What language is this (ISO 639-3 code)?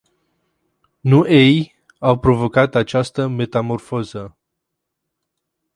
ron